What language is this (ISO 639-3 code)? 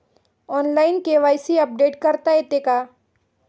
mar